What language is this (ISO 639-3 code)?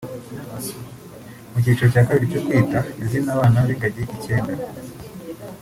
kin